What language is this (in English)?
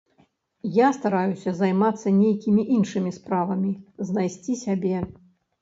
Belarusian